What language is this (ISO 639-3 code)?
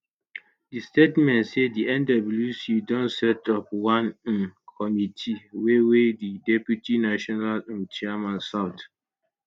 pcm